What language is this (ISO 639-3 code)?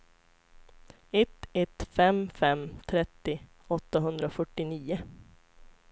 swe